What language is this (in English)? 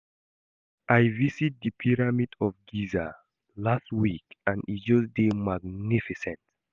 Nigerian Pidgin